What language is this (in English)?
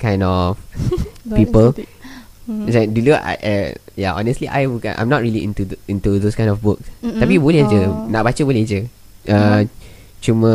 Malay